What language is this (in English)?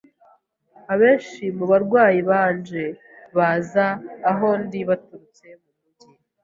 Kinyarwanda